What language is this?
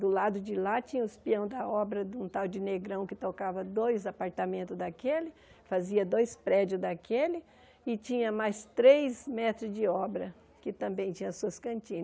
Portuguese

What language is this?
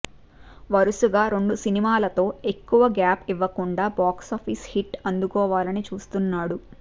Telugu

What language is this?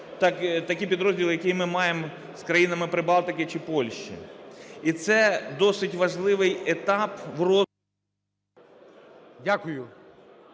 Ukrainian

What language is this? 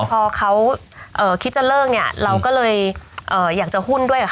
Thai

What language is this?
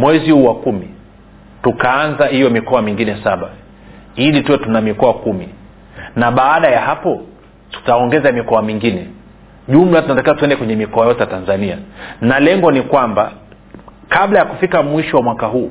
Swahili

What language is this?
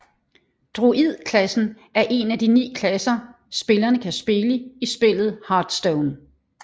Danish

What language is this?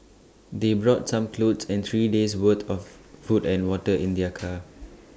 English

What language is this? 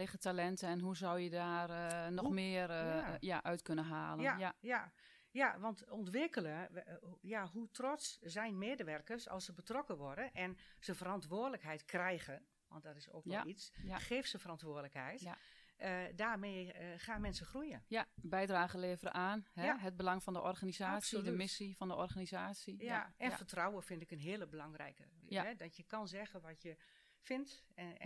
Dutch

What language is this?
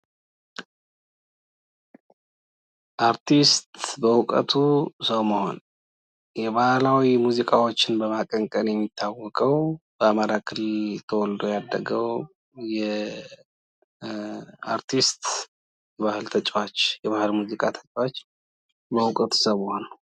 Amharic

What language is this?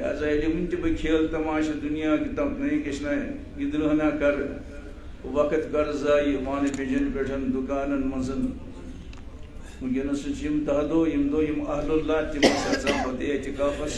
Romanian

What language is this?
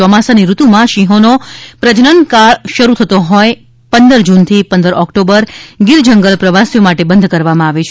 Gujarati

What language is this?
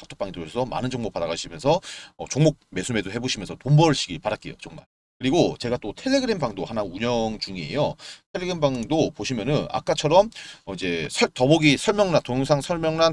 Korean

